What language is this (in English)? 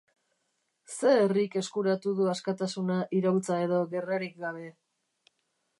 Basque